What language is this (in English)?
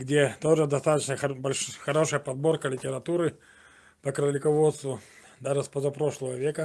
Russian